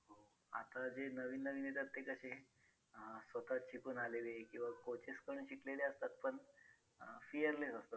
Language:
Marathi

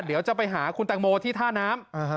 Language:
Thai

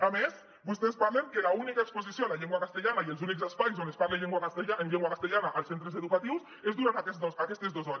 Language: Catalan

